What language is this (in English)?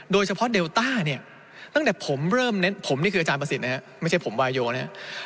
Thai